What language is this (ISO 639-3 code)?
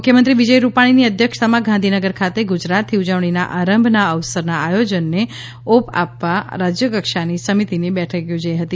guj